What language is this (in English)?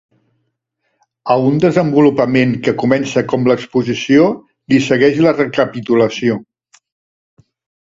Catalan